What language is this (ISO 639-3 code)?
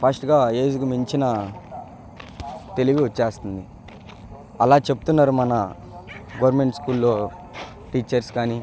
tel